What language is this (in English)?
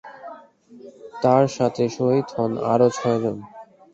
Bangla